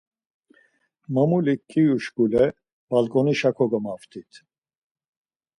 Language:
Laz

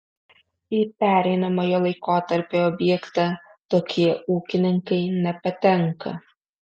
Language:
Lithuanian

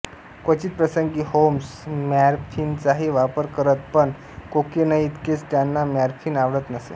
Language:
Marathi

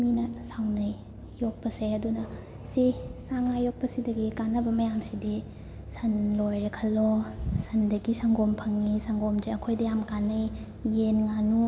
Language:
Manipuri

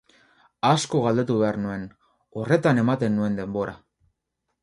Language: Basque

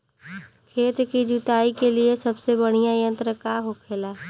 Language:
Bhojpuri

